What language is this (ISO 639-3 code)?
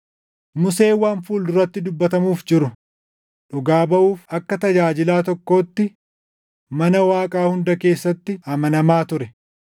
orm